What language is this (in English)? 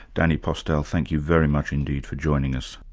English